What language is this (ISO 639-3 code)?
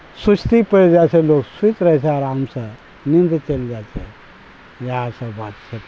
mai